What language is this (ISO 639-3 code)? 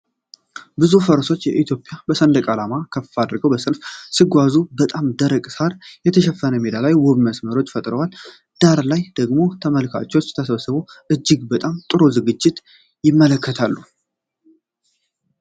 amh